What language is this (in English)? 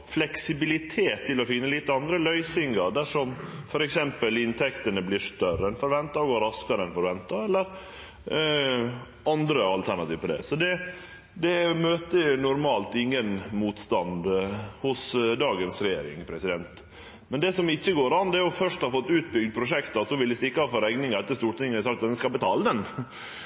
Norwegian Nynorsk